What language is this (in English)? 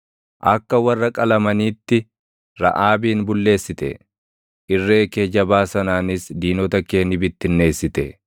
Oromo